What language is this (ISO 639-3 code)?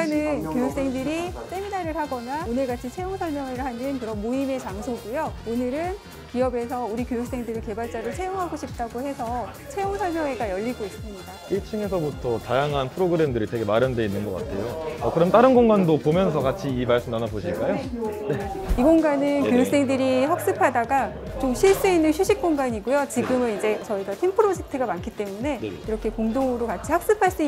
kor